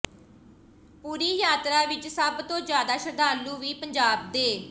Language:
Punjabi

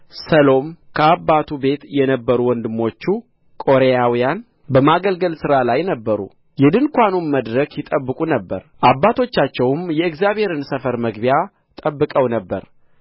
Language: Amharic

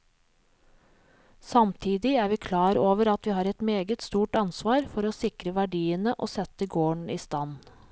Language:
Norwegian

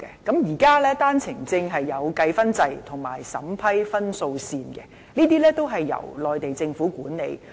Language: Cantonese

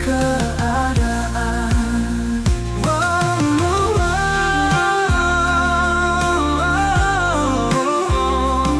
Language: Indonesian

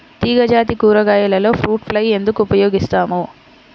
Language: Telugu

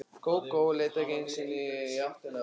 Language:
Icelandic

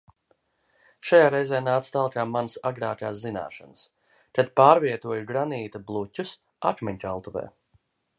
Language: Latvian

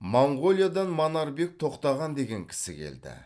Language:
Kazakh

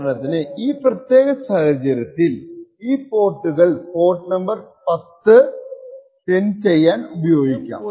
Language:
Malayalam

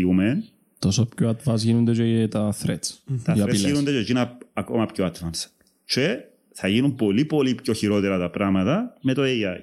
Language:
Greek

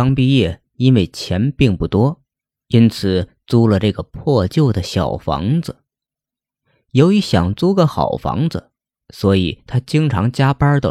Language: Chinese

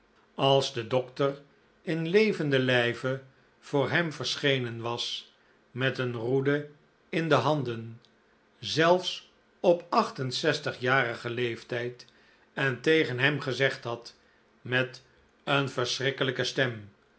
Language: Dutch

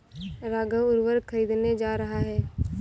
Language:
Hindi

